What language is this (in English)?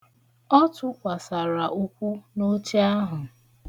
Igbo